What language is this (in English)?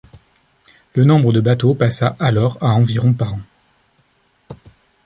French